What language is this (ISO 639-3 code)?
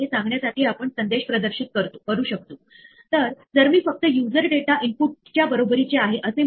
mar